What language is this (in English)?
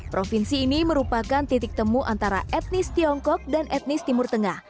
Indonesian